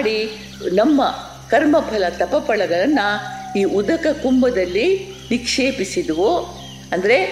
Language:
Kannada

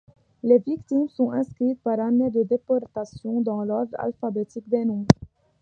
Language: French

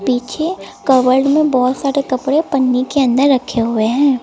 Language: Hindi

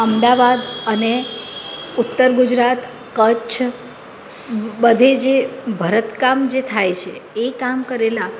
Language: Gujarati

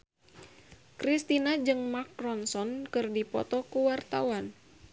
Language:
Sundanese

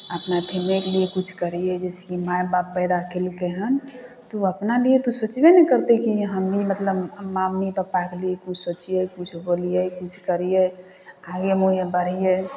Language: Maithili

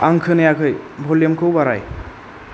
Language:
Bodo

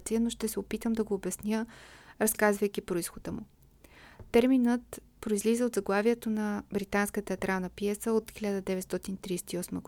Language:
Bulgarian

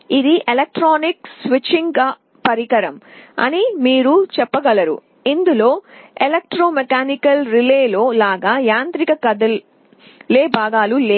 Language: Telugu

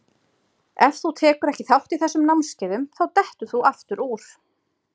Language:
Icelandic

